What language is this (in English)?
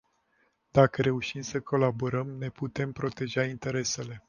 Romanian